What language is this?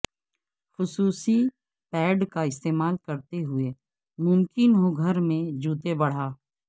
Urdu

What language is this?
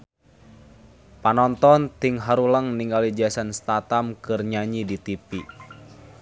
Sundanese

